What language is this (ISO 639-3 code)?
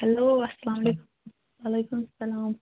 kas